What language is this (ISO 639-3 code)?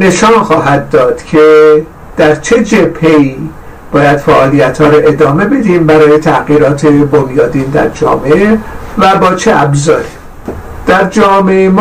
fas